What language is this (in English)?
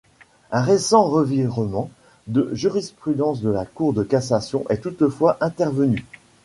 French